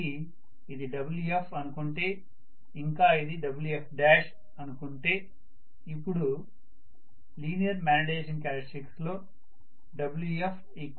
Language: Telugu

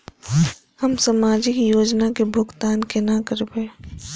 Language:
Maithili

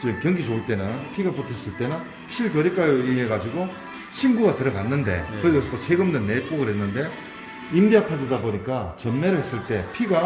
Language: Korean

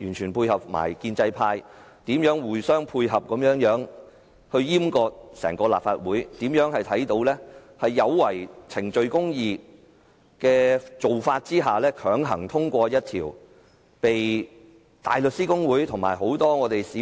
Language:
Cantonese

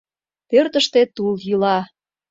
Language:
Mari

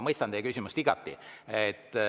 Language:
Estonian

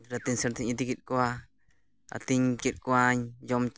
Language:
Santali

